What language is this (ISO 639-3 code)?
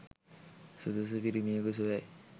sin